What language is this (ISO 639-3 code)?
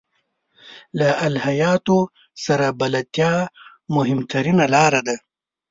pus